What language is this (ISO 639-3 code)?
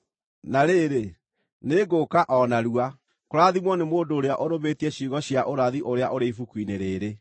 kik